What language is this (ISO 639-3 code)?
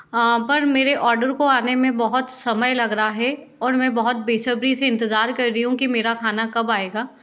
hin